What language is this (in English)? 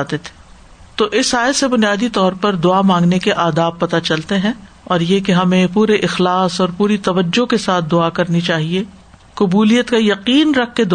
Urdu